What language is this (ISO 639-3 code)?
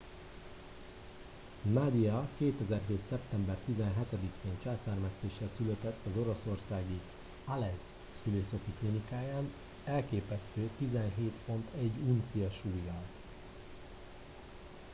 hun